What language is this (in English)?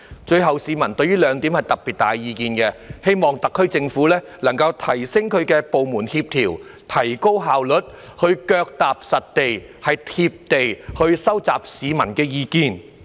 Cantonese